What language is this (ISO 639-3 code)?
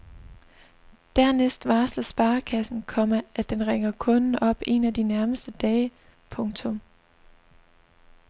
dan